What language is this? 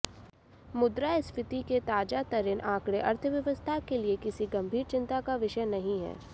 Hindi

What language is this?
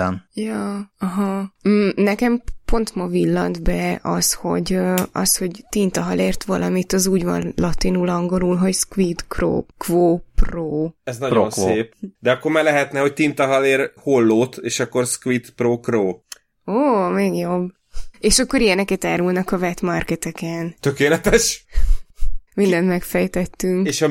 Hungarian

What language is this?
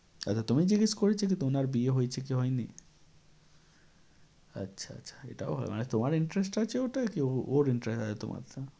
Bangla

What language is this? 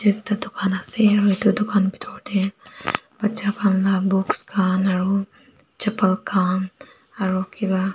Naga Pidgin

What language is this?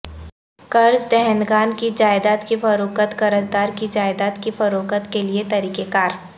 Urdu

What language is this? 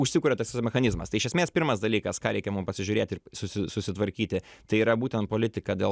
Lithuanian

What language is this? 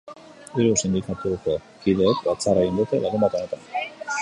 Basque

